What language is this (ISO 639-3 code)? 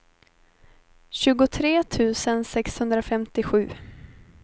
swe